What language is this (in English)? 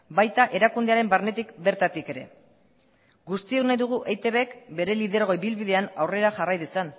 Basque